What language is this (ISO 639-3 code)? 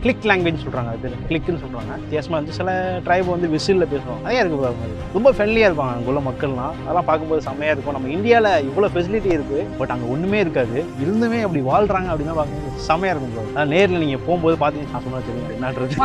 tam